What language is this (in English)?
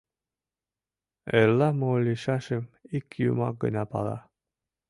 Mari